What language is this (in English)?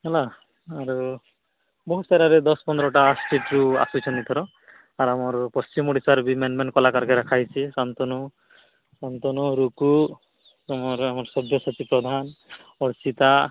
Odia